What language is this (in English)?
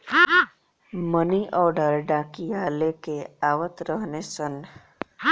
Bhojpuri